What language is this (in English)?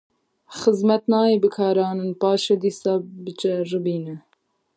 Kurdish